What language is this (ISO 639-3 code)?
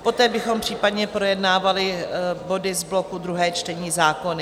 ces